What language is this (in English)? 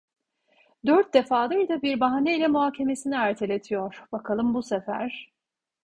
Turkish